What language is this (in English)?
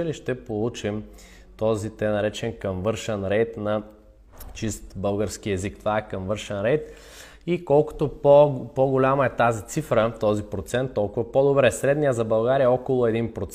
Bulgarian